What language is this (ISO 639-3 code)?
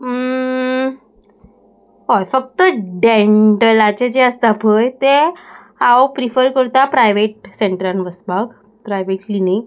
kok